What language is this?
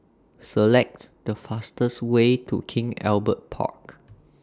English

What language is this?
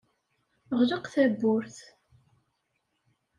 Kabyle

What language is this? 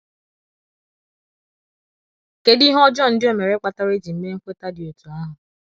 Igbo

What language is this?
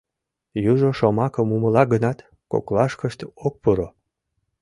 Mari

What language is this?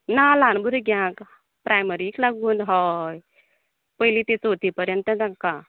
Konkani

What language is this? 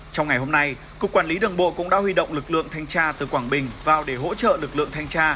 Vietnamese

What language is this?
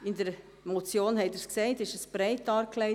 Swiss German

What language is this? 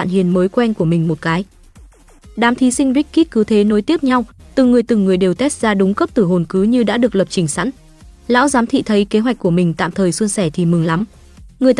Vietnamese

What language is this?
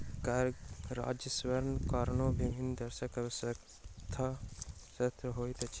Maithili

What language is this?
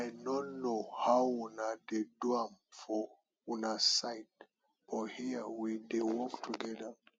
Nigerian Pidgin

